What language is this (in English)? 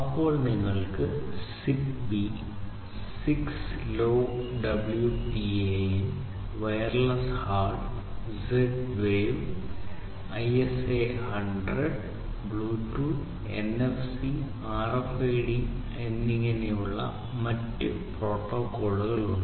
Malayalam